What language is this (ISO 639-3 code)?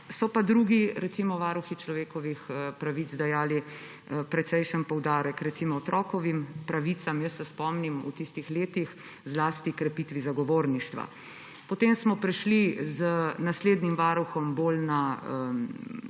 slv